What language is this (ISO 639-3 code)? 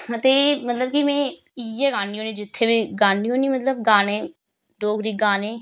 doi